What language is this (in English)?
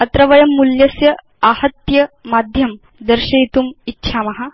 Sanskrit